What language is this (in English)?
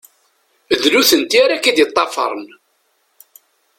Kabyle